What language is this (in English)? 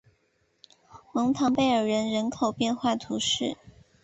Chinese